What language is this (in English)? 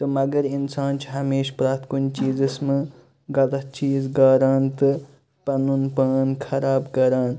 Kashmiri